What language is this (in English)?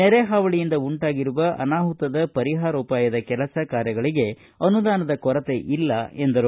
Kannada